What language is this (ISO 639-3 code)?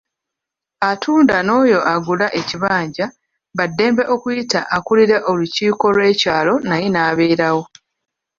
lug